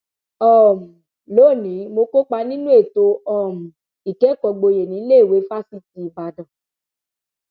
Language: Yoruba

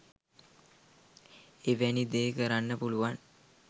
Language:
Sinhala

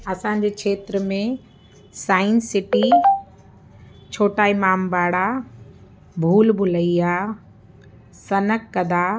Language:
Sindhi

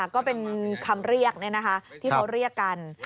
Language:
Thai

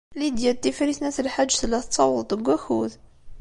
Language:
Kabyle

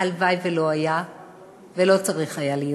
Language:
Hebrew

